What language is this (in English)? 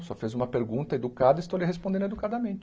Portuguese